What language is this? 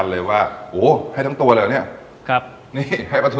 Thai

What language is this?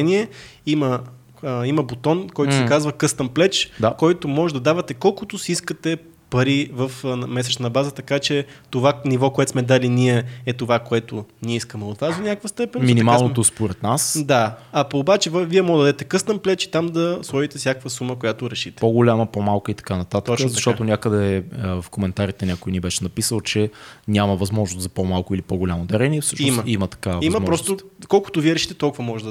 Bulgarian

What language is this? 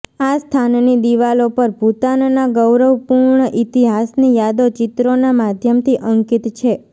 Gujarati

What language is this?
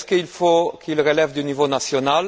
French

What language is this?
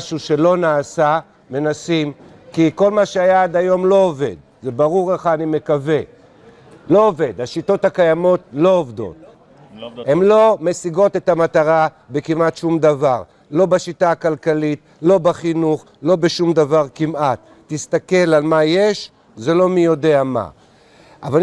Hebrew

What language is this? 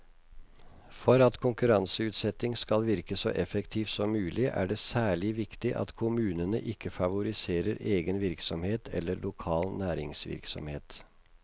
Norwegian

